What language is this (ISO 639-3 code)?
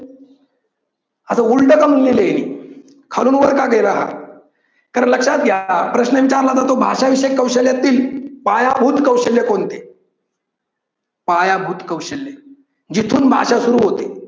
mar